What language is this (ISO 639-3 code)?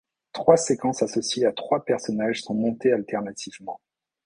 fra